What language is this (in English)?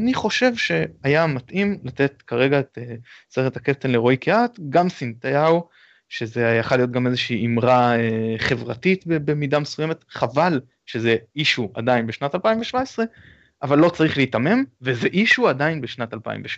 Hebrew